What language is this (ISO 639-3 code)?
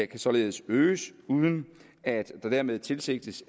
dan